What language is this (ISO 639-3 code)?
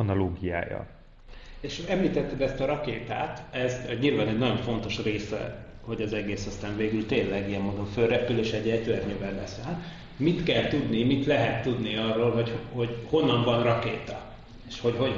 hun